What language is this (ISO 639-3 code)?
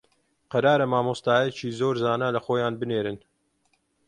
ckb